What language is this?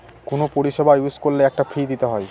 Bangla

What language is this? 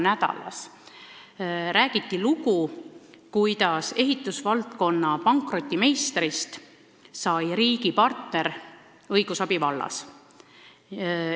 Estonian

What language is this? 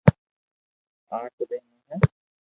Loarki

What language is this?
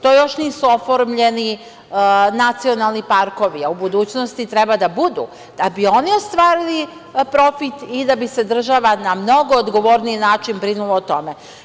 Serbian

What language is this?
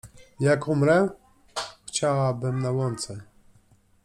Polish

